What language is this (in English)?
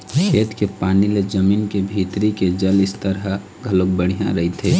Chhattisgarhi